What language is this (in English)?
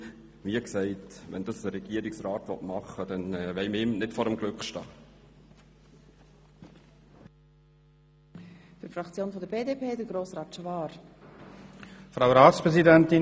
Swiss German